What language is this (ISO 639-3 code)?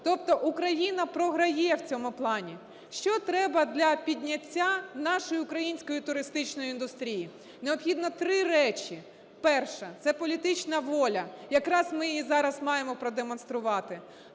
ukr